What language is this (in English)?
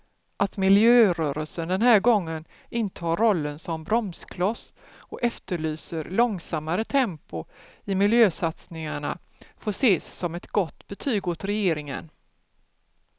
Swedish